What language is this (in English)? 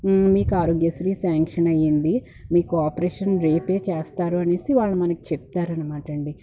Telugu